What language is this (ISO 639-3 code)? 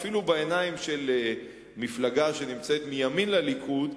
heb